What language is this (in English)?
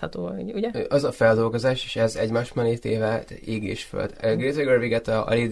Hungarian